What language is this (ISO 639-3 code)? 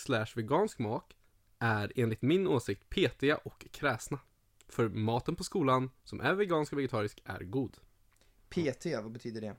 swe